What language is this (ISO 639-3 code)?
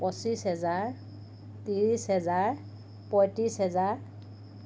asm